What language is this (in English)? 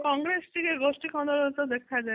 Odia